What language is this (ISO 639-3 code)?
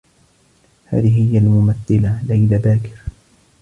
ara